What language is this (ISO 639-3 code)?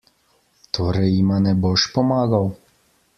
slv